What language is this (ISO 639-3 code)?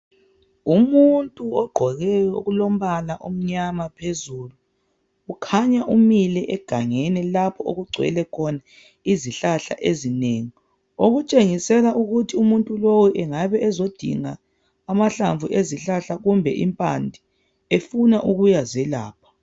nde